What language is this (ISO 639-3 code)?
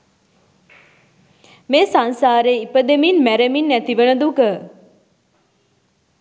sin